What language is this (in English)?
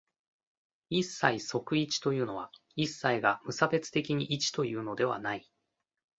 Japanese